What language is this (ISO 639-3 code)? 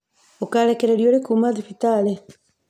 kik